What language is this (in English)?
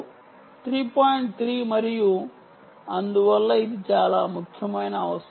Telugu